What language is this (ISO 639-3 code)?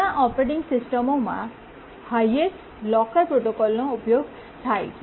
guj